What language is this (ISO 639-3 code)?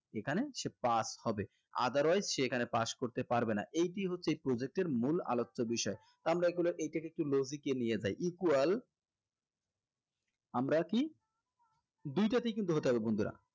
ben